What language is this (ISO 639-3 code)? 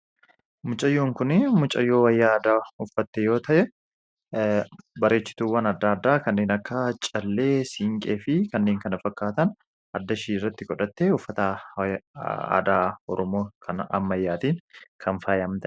orm